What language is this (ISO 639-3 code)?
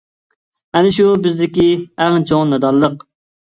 uig